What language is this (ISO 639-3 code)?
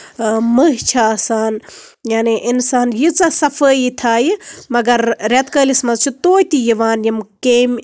kas